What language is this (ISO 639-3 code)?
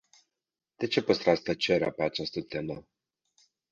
ron